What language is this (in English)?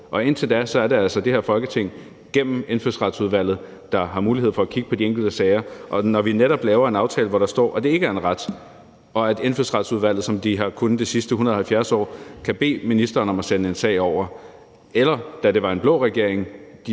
Danish